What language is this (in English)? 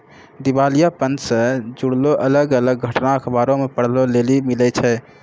Maithili